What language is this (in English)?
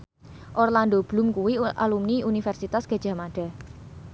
Javanese